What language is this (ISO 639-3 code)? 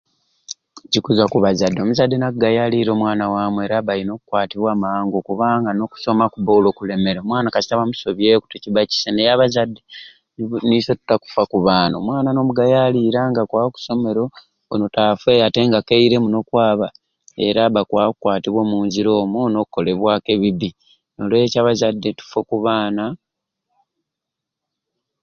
ruc